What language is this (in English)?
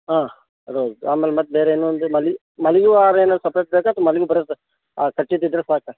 Kannada